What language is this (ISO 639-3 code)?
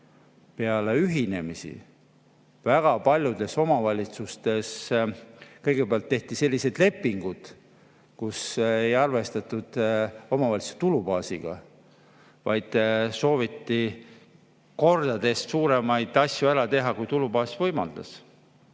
est